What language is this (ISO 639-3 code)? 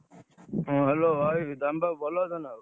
ori